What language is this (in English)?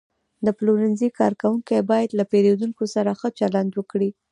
Pashto